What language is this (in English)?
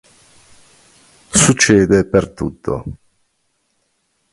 Italian